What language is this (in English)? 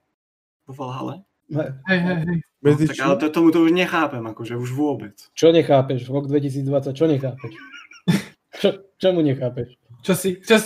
Slovak